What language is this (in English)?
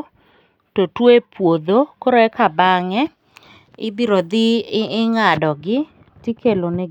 Luo (Kenya and Tanzania)